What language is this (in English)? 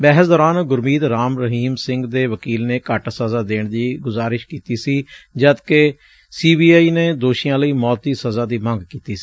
Punjabi